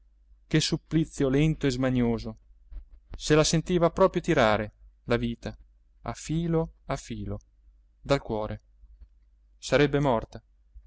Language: Italian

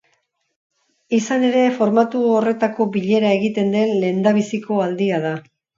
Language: Basque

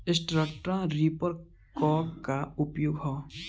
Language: Bhojpuri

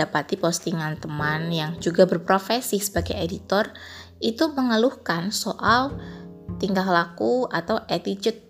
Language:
Indonesian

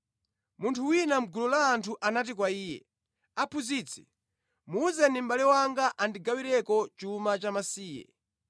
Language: Nyanja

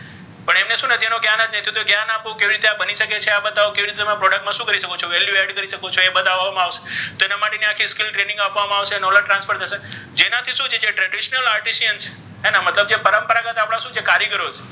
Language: Gujarati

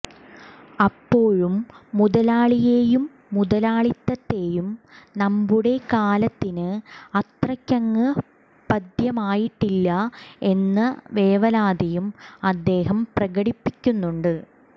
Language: Malayalam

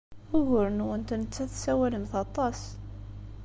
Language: Kabyle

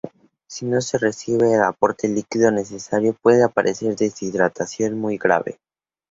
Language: Spanish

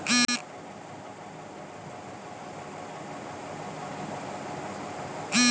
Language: Bhojpuri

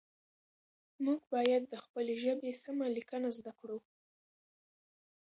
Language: Pashto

